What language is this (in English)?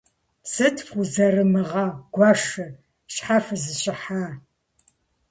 Kabardian